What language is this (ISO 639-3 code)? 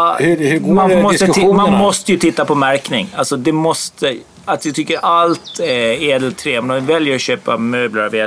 swe